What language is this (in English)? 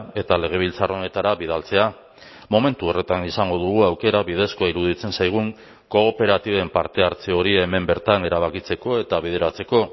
Basque